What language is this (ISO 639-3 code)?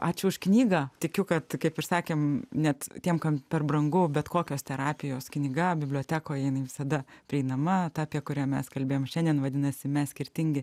lit